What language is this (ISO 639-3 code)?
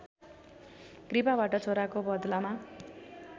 nep